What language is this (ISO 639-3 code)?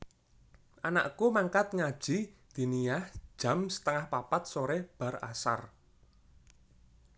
jav